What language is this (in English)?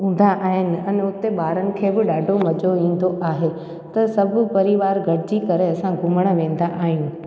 Sindhi